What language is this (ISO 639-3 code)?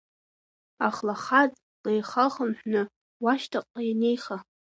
abk